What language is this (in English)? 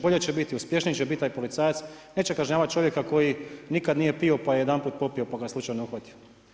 Croatian